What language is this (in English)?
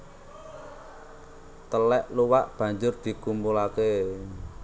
Javanese